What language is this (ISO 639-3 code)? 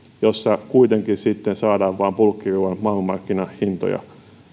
fin